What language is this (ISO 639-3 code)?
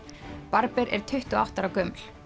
isl